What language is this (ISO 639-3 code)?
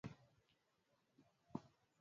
swa